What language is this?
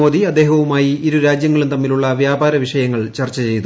Malayalam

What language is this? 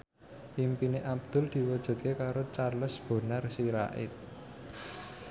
Javanese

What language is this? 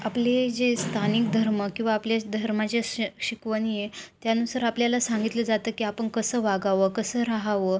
Marathi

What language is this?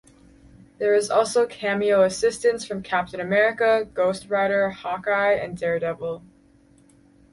English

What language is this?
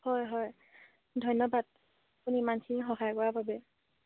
Assamese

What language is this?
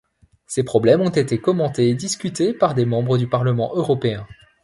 French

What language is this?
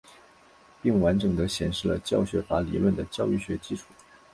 Chinese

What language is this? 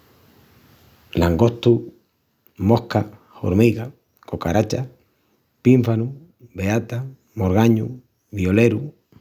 Extremaduran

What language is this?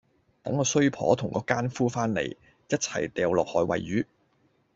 Cantonese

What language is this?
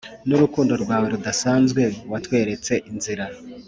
Kinyarwanda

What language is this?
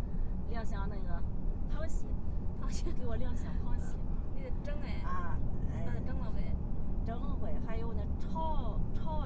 Chinese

